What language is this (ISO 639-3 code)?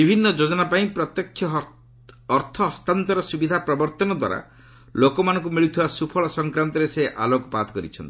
ori